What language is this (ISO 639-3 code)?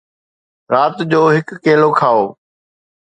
snd